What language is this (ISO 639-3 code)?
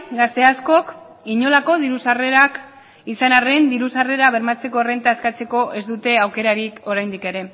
eus